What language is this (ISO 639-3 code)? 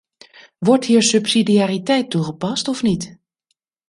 nld